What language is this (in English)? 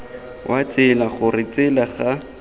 Tswana